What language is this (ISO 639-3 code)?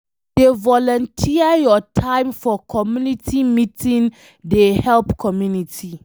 pcm